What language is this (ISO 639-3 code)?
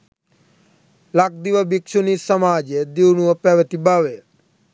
sin